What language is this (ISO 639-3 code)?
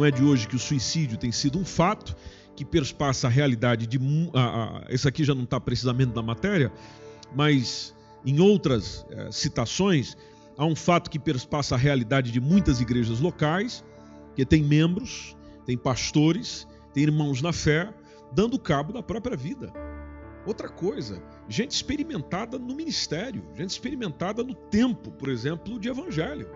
por